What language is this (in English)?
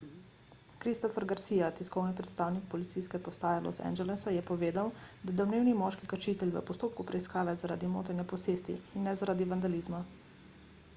Slovenian